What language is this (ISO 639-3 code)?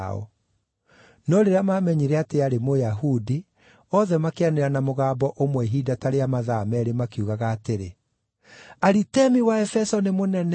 kik